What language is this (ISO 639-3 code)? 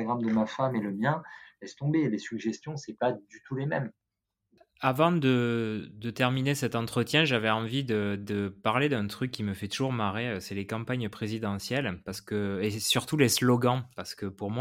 fra